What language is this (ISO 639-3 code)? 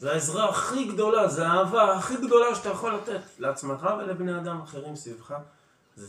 heb